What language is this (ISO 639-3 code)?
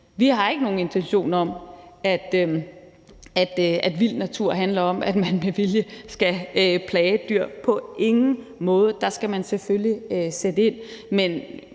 dan